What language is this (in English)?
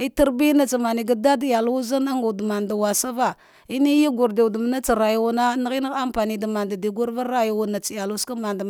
Dghwede